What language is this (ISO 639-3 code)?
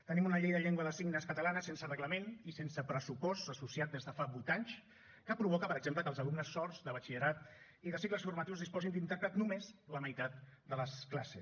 cat